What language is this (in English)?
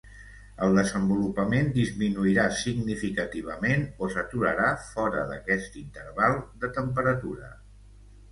Catalan